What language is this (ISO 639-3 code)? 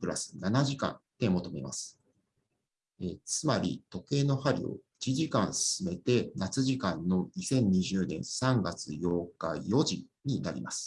jpn